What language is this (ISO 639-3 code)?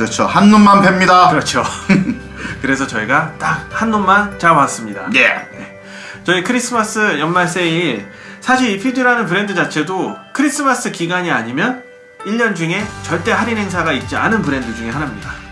kor